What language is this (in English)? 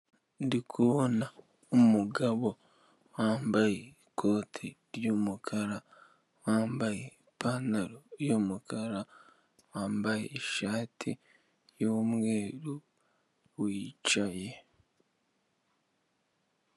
Kinyarwanda